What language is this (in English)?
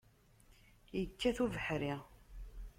Kabyle